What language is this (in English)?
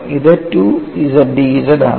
Malayalam